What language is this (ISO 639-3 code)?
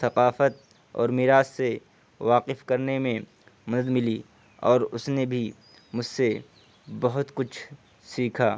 urd